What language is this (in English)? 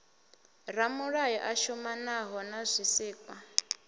Venda